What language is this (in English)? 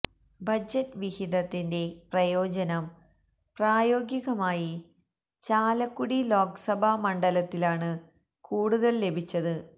Malayalam